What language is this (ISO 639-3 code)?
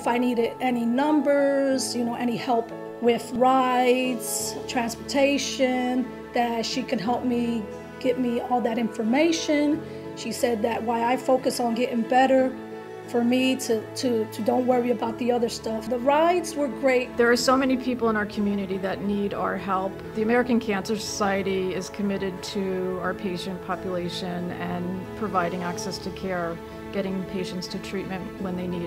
eng